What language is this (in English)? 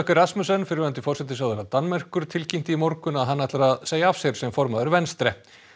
Icelandic